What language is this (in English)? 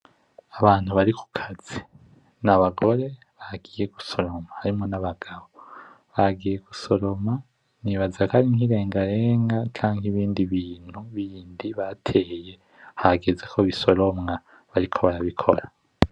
Rundi